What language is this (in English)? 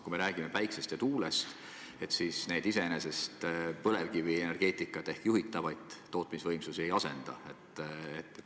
Estonian